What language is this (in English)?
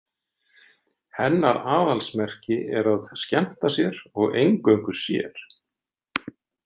Icelandic